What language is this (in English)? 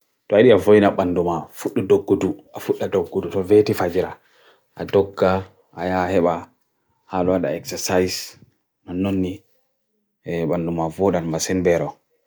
Bagirmi Fulfulde